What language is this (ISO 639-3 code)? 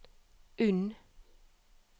nor